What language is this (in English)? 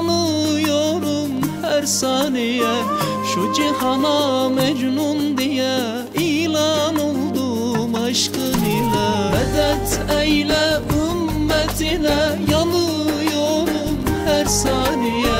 Turkish